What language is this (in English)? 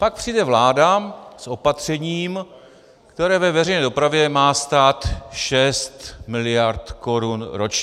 Czech